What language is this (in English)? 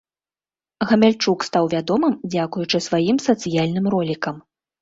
Belarusian